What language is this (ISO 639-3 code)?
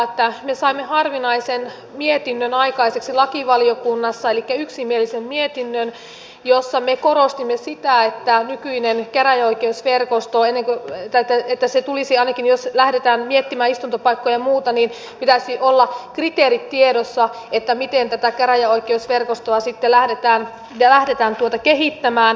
fin